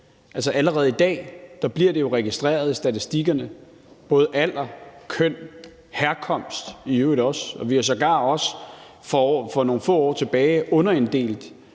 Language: Danish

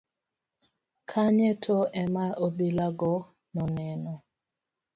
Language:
Luo (Kenya and Tanzania)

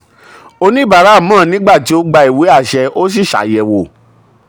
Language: Yoruba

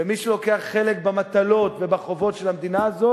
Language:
Hebrew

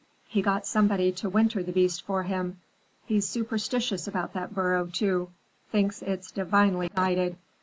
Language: English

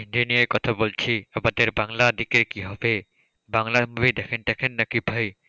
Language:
Bangla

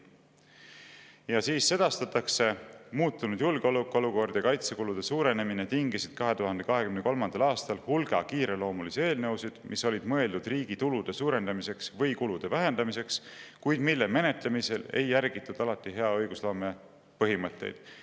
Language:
Estonian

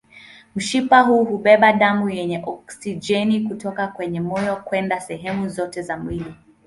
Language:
Swahili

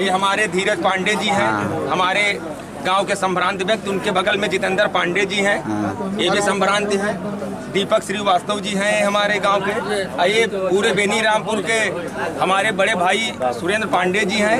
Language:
Hindi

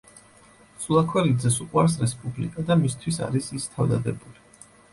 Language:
Georgian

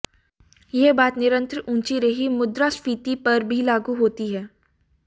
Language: Hindi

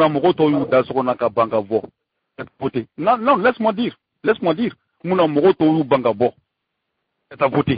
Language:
French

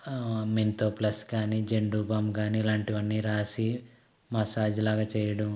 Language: Telugu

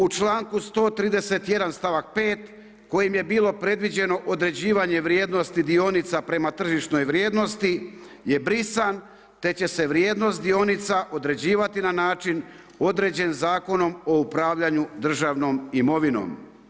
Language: Croatian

